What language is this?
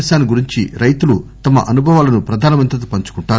Telugu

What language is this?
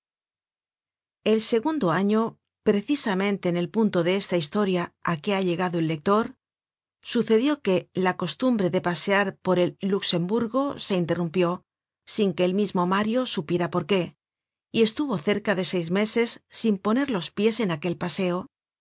Spanish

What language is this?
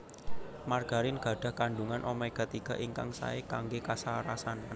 Javanese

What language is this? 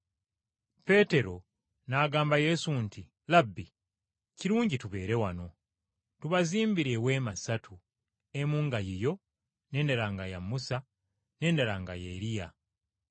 Ganda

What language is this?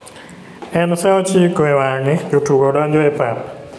Luo (Kenya and Tanzania)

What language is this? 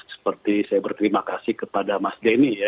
Indonesian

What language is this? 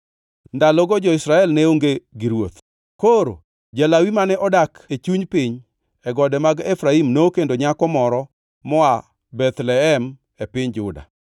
Luo (Kenya and Tanzania)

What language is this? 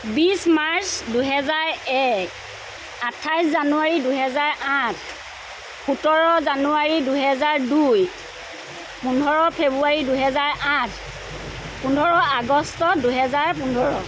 Assamese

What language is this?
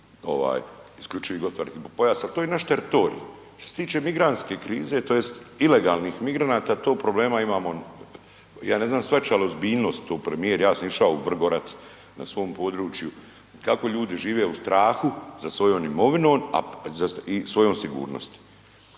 Croatian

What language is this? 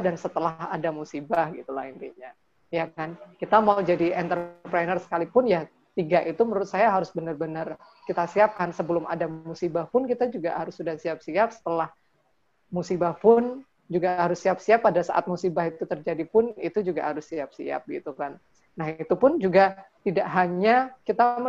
Indonesian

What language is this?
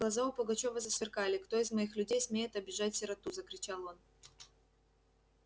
Russian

